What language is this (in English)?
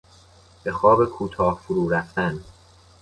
Persian